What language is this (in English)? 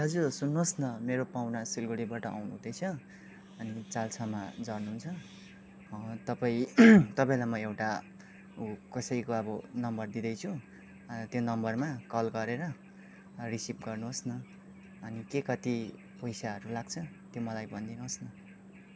Nepali